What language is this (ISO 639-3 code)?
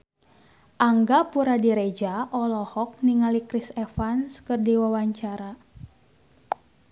sun